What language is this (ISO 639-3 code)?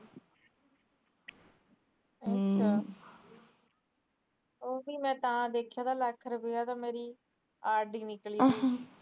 pan